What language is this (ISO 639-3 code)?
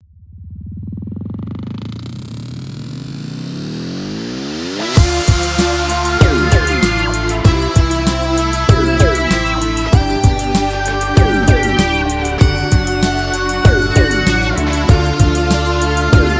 ukr